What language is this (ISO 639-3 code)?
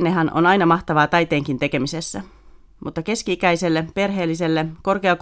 fin